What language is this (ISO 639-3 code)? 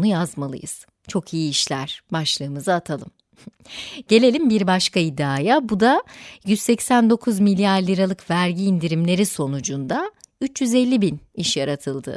tur